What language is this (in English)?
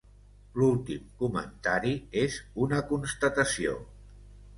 Catalan